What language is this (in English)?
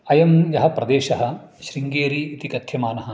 Sanskrit